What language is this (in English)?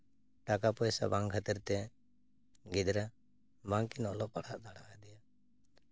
Santali